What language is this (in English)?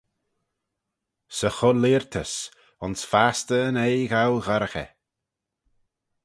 Manx